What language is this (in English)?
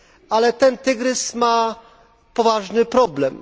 Polish